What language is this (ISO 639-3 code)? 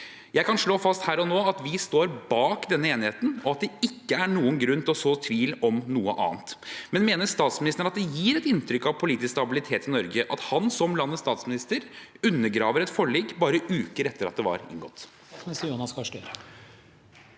nor